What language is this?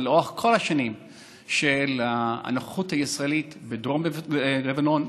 Hebrew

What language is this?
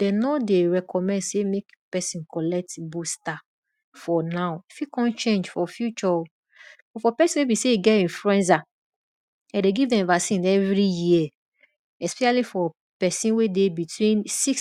Nigerian Pidgin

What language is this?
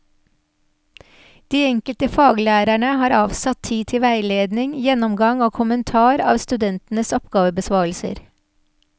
Norwegian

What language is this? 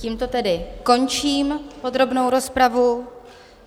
Czech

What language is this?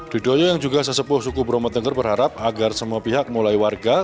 Indonesian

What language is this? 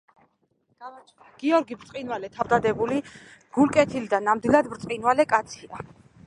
Georgian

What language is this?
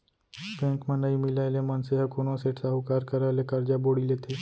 Chhattisgarhi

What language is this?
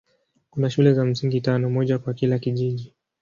Swahili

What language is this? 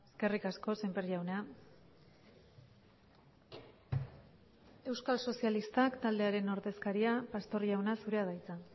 Basque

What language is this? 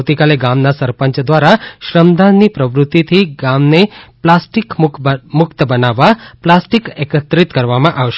Gujarati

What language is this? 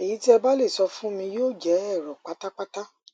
Yoruba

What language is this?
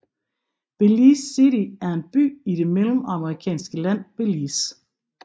Danish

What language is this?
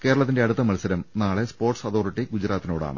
Malayalam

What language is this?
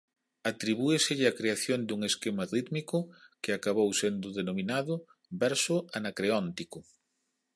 Galician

